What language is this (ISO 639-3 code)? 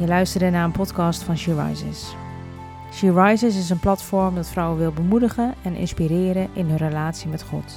nld